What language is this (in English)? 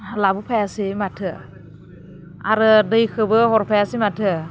Bodo